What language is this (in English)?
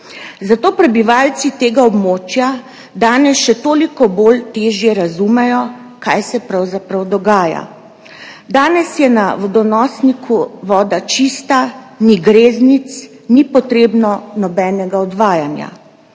Slovenian